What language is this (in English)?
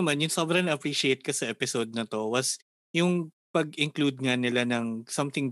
Filipino